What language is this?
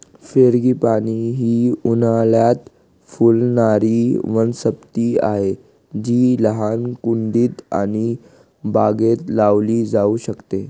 Marathi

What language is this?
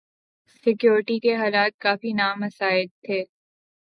Urdu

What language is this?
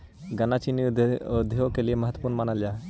Magahi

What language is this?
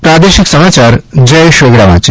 Gujarati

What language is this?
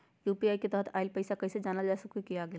Magahi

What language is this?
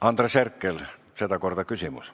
Estonian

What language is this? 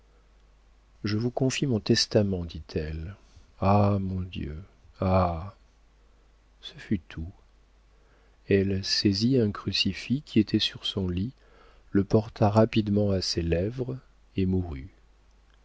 French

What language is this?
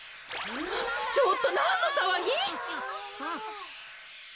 Japanese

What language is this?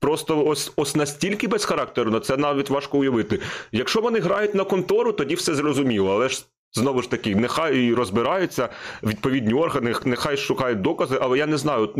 Ukrainian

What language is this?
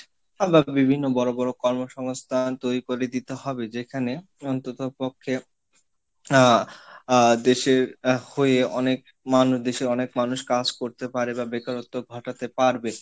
Bangla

